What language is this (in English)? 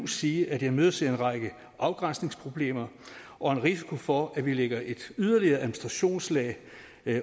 Danish